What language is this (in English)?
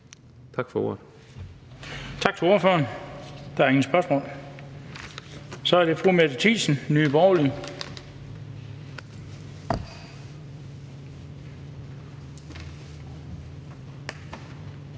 Danish